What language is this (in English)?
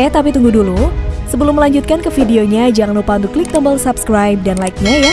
Indonesian